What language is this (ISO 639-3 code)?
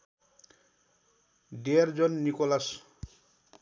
nep